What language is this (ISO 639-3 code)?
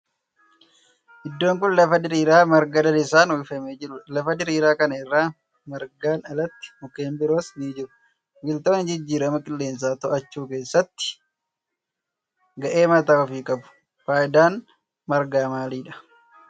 orm